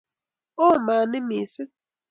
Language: Kalenjin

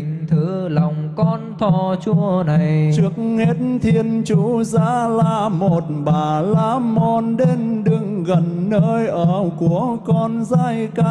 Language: Vietnamese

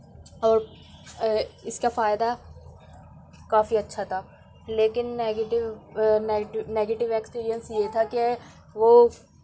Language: Urdu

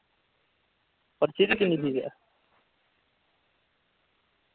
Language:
Dogri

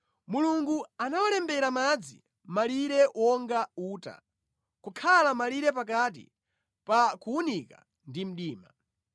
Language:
Nyanja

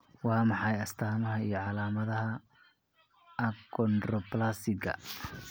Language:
Somali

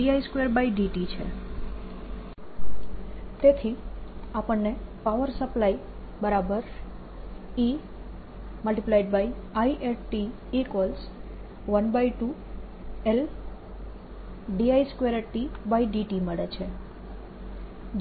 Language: Gujarati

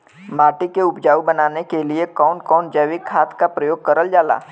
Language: Bhojpuri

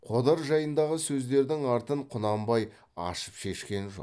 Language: Kazakh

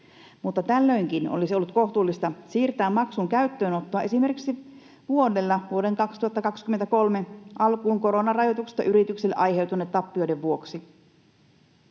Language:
Finnish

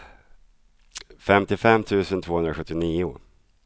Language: Swedish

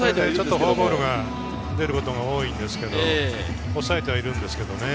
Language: Japanese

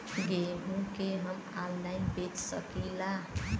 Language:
Bhojpuri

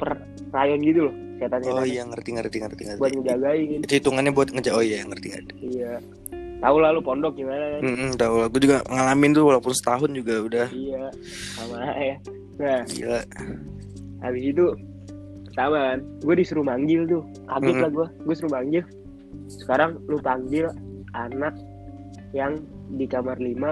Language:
Indonesian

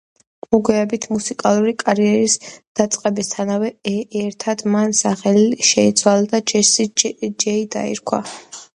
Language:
Georgian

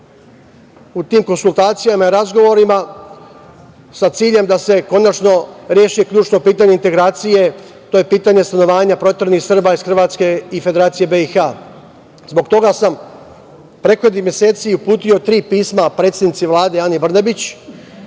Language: Serbian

